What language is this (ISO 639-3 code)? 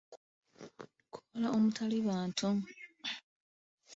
lug